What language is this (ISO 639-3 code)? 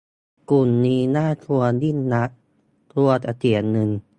tha